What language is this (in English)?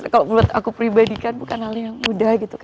Indonesian